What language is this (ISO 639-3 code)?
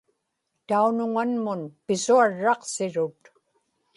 ipk